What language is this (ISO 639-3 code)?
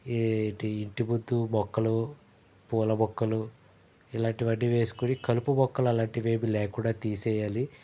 tel